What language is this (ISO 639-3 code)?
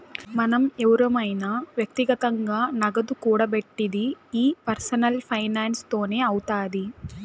tel